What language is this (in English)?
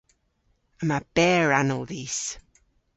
Cornish